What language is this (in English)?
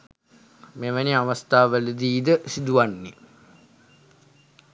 Sinhala